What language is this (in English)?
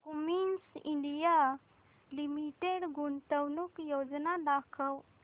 Marathi